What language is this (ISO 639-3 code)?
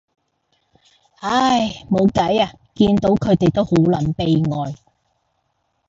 yue